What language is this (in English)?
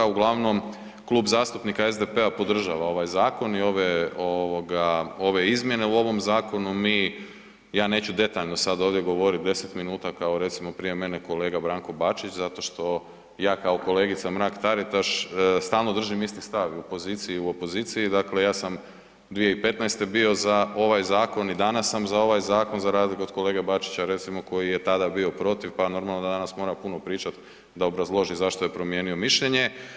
Croatian